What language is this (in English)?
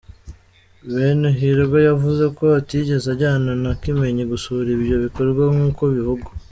Kinyarwanda